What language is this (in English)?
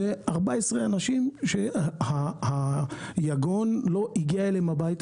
Hebrew